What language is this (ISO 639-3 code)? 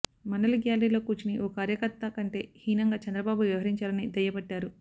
tel